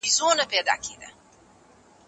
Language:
Pashto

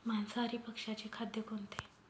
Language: Marathi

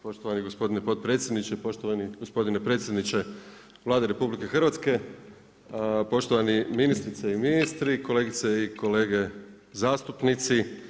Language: Croatian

